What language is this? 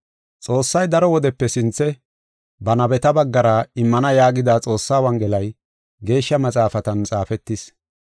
Gofa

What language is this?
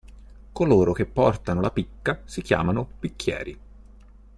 Italian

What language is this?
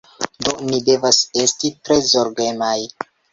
Esperanto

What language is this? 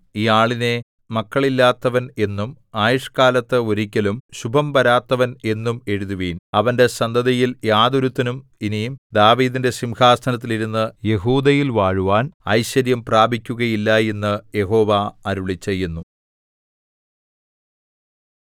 Malayalam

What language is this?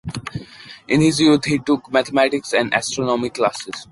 English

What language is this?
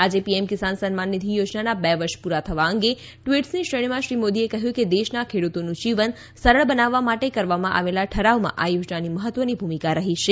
Gujarati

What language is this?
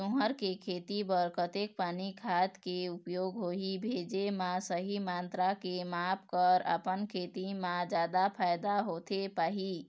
Chhattisgarhi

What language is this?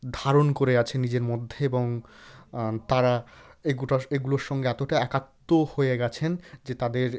Bangla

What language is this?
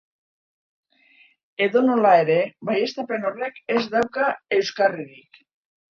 Basque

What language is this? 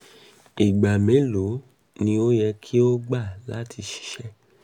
Yoruba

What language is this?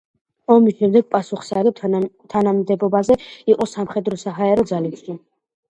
Georgian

